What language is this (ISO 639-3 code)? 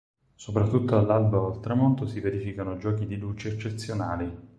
ita